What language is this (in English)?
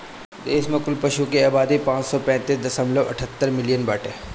Bhojpuri